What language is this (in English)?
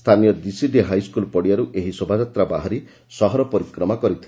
Odia